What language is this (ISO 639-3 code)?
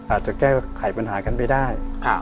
tha